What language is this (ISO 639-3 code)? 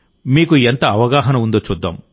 tel